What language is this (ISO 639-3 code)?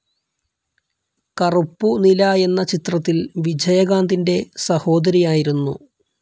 mal